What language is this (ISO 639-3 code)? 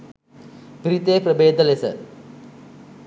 sin